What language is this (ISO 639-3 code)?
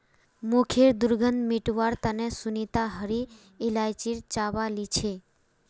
mag